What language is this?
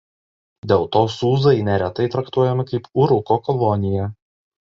Lithuanian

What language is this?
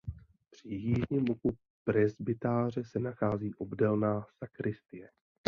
Czech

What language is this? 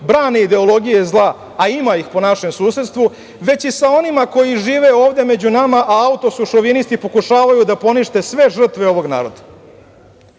Serbian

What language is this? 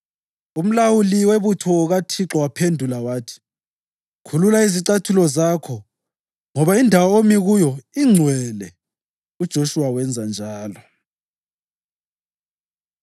North Ndebele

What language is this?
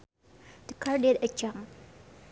Sundanese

